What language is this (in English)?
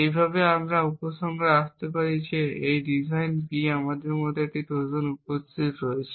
Bangla